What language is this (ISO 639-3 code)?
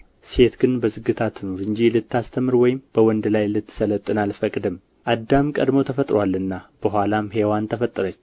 amh